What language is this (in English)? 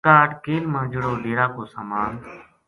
Gujari